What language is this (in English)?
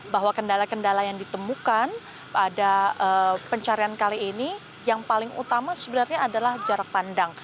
Indonesian